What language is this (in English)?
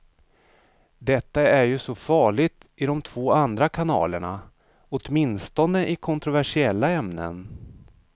Swedish